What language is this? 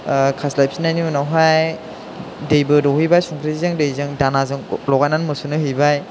Bodo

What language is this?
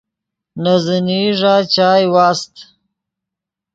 Yidgha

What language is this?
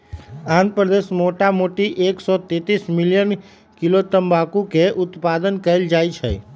Magahi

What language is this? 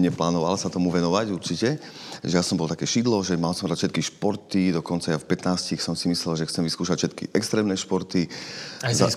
Slovak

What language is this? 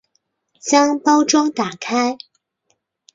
Chinese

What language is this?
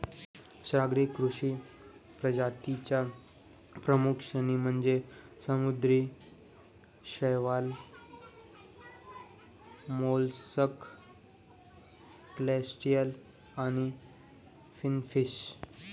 Marathi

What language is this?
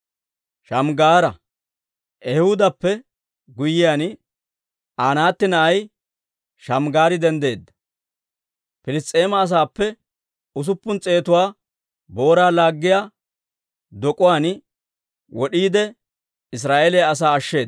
Dawro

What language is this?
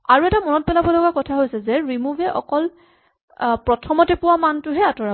Assamese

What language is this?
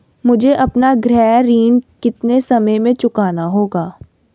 Hindi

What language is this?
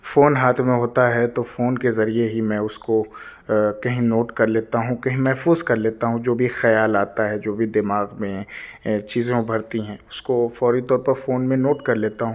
Urdu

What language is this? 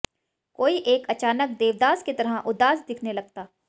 Hindi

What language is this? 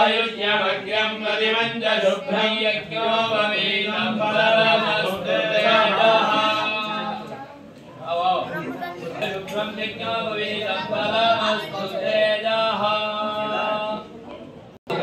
Arabic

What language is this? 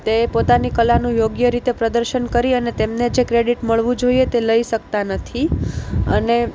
Gujarati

